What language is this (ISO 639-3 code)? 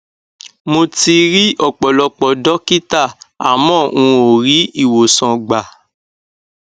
yor